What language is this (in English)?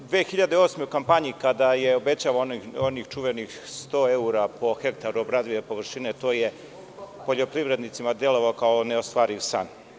Serbian